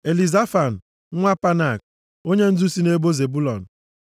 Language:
Igbo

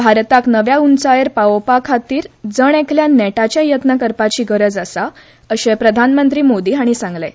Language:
Konkani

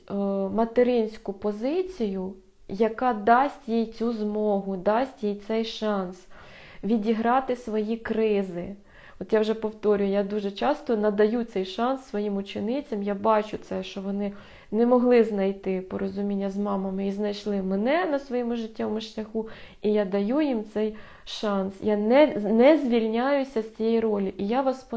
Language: Ukrainian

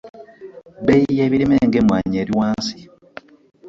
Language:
Ganda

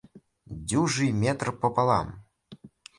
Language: Russian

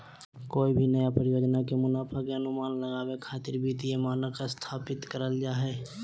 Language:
Magahi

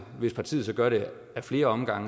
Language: Danish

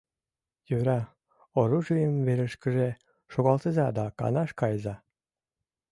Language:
Mari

